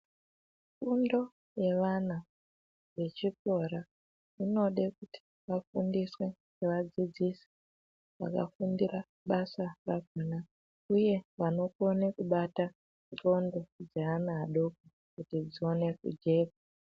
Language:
Ndau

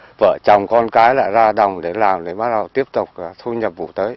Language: Vietnamese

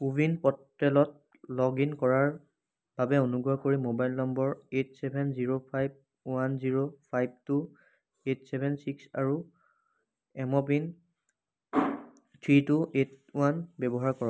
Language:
Assamese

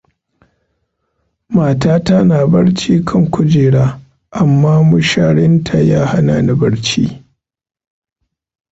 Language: Hausa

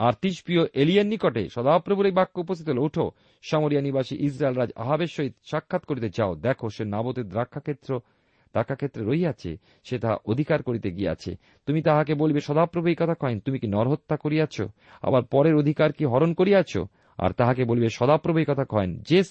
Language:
Bangla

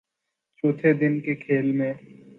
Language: Urdu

